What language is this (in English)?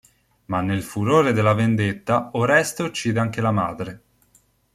Italian